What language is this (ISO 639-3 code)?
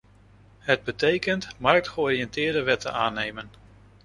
nld